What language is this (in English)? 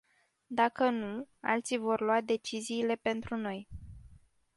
Romanian